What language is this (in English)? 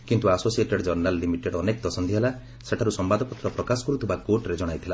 Odia